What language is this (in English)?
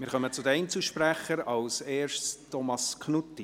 Swiss German